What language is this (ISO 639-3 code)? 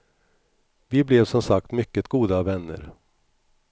swe